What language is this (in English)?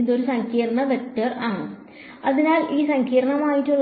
Malayalam